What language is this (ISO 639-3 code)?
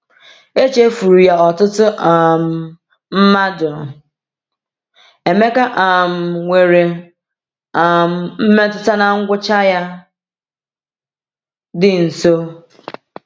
ibo